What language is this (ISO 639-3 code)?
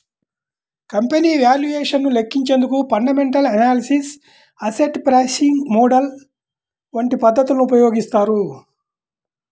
tel